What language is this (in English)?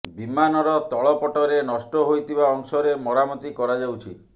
Odia